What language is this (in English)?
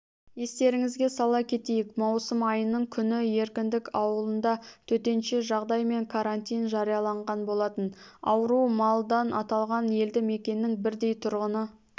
Kazakh